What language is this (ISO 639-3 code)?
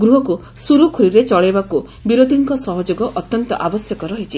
ori